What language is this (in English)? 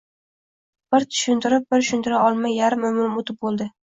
Uzbek